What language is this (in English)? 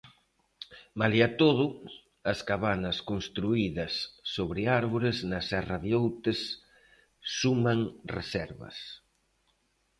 Galician